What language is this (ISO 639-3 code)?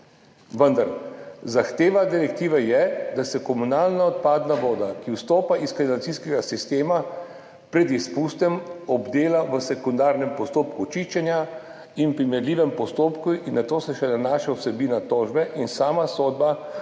slv